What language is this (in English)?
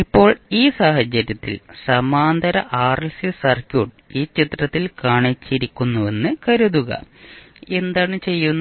Malayalam